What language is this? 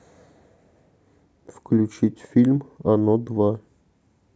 Russian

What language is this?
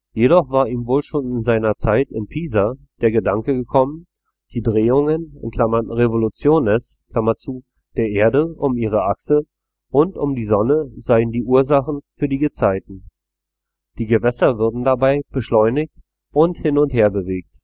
German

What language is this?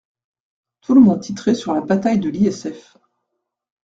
French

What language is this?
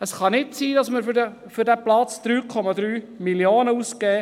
Swiss German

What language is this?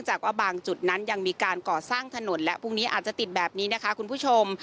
Thai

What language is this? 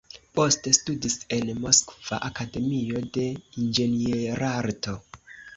Esperanto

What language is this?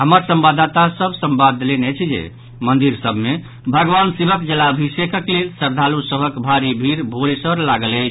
Maithili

